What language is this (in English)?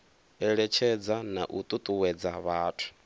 Venda